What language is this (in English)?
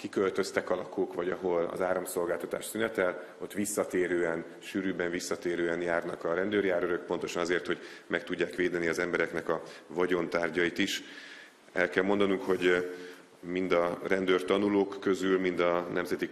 Hungarian